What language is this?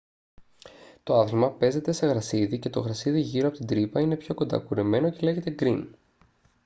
Greek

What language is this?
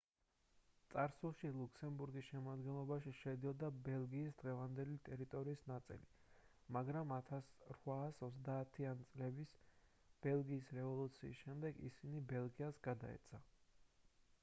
Georgian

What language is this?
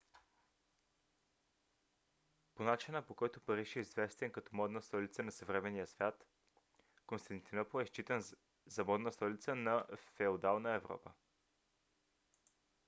Bulgarian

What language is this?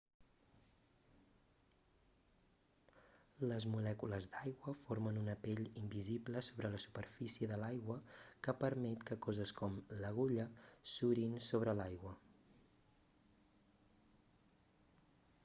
Catalan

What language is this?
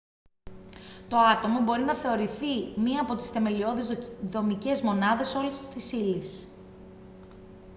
Greek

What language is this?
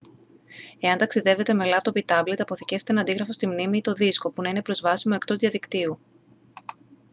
Greek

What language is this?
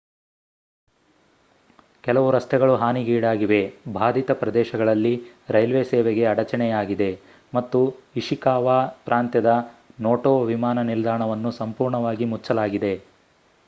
Kannada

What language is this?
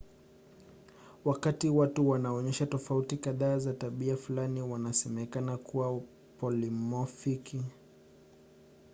Swahili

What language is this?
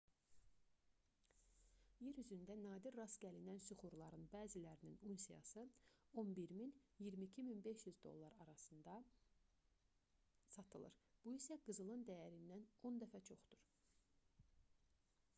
Azerbaijani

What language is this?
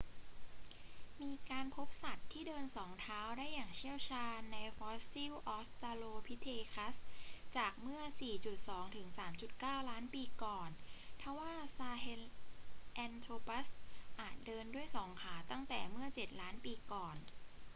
Thai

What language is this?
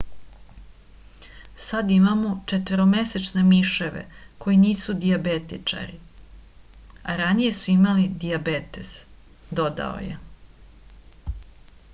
Serbian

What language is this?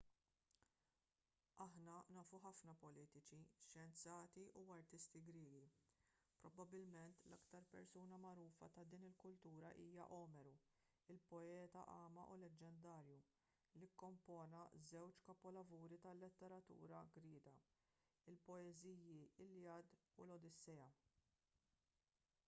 Maltese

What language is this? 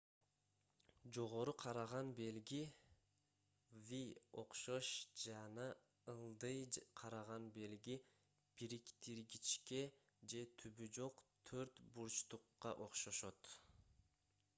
Kyrgyz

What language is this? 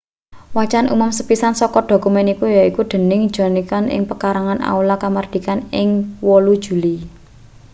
Javanese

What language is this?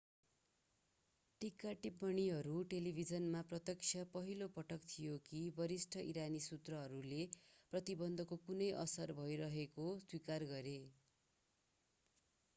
Nepali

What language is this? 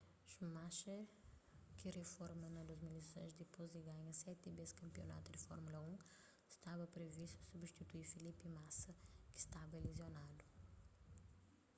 Kabuverdianu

